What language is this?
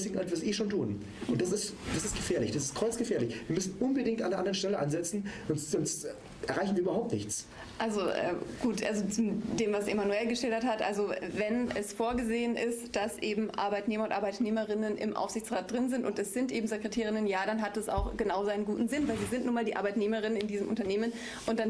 German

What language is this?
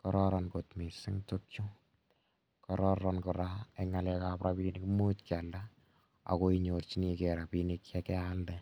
Kalenjin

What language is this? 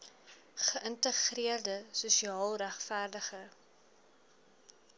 Afrikaans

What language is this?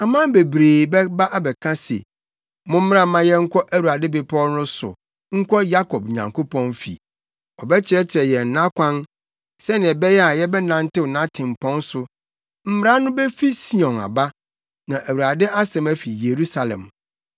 Akan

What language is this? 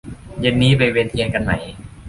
Thai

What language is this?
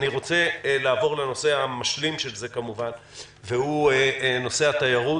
Hebrew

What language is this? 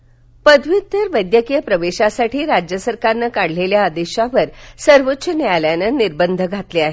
Marathi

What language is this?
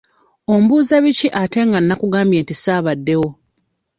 Ganda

